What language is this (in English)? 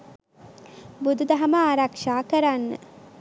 Sinhala